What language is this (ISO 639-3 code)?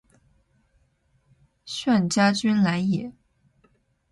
zho